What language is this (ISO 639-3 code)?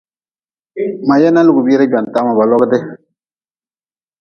nmz